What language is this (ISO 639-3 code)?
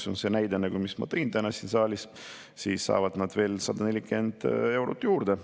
est